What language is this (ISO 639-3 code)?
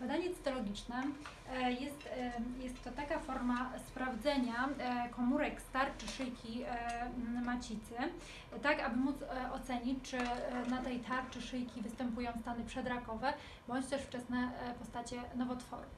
pol